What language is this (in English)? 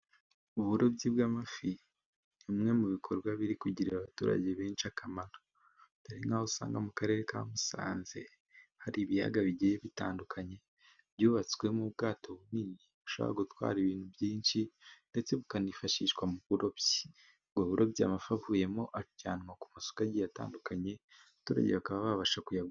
Kinyarwanda